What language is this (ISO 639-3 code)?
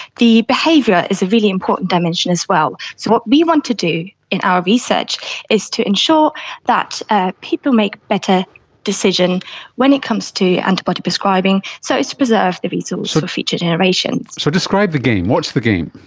eng